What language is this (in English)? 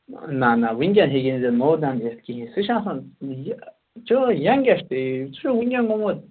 Kashmiri